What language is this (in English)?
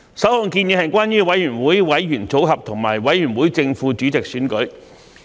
Cantonese